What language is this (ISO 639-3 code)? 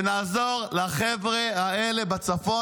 heb